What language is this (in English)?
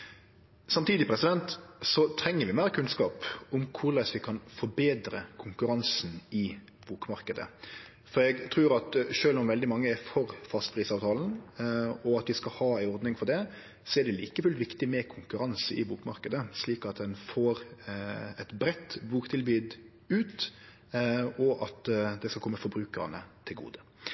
Norwegian Nynorsk